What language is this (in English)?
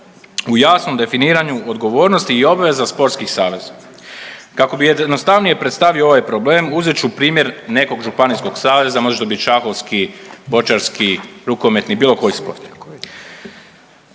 Croatian